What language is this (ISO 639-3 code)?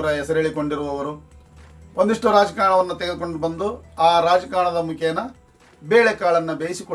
kan